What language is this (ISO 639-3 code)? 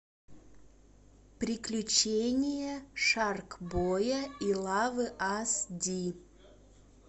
rus